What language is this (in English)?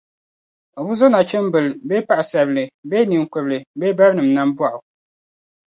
Dagbani